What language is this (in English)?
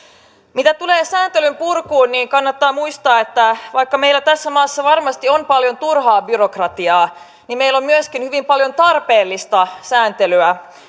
Finnish